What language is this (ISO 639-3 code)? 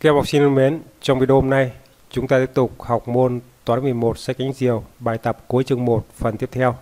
vie